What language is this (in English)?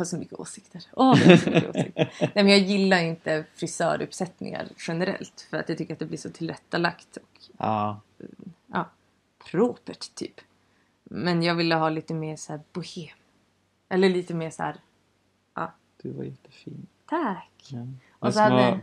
Swedish